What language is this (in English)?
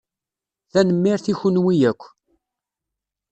Kabyle